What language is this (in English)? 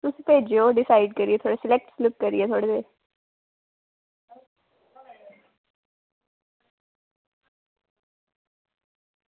Dogri